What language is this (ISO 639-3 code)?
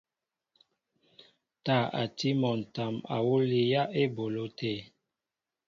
mbo